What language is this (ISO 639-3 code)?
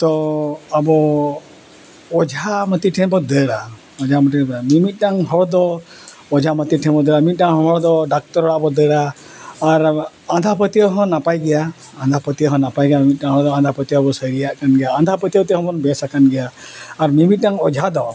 sat